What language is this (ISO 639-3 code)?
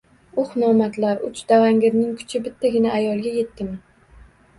uzb